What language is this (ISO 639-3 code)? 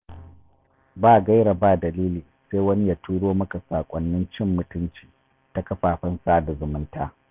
hau